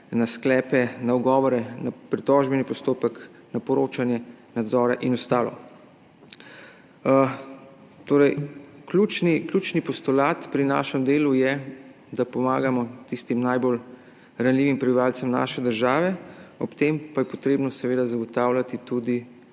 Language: Slovenian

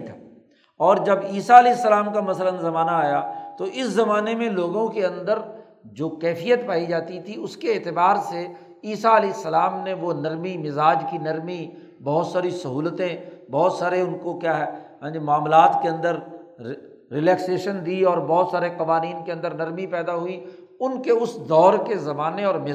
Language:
Urdu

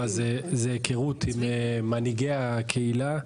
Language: Hebrew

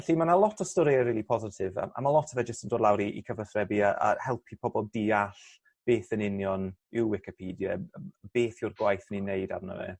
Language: Welsh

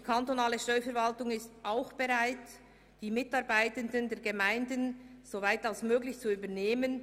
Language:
Swiss German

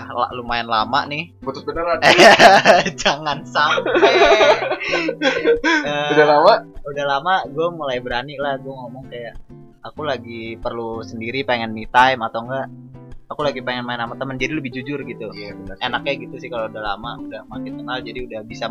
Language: Indonesian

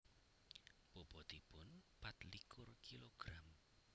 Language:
Javanese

